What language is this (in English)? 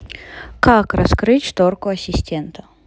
Russian